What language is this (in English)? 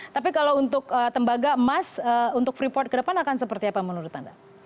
Indonesian